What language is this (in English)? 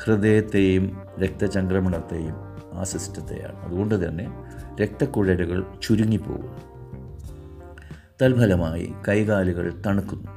Malayalam